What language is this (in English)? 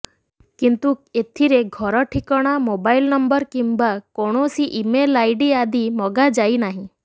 Odia